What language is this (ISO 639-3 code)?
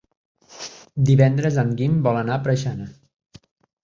cat